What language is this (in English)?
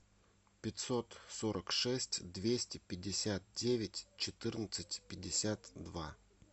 Russian